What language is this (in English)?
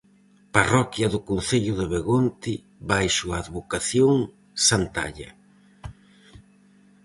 Galician